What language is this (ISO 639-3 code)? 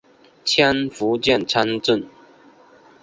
zho